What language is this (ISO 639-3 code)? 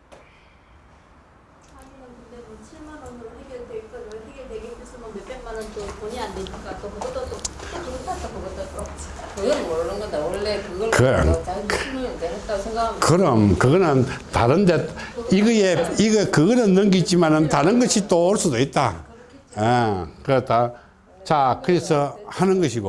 kor